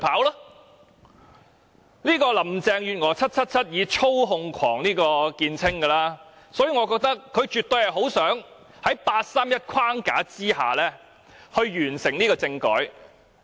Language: Cantonese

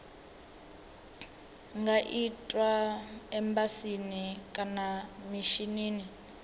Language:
Venda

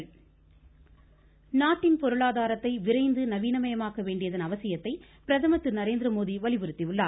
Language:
Tamil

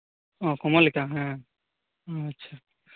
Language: Santali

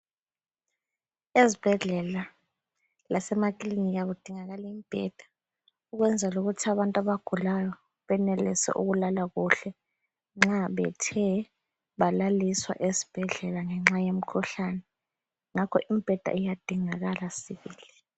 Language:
North Ndebele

